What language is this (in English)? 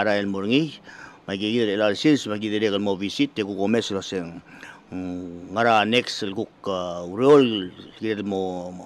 Filipino